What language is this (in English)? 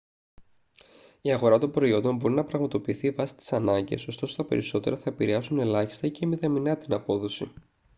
Greek